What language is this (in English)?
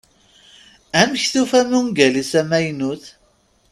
Kabyle